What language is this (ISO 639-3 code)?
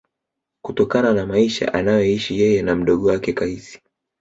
swa